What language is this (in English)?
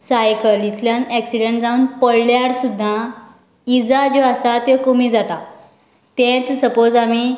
Konkani